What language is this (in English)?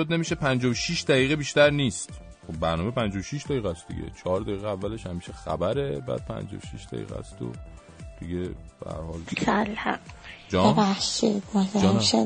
Persian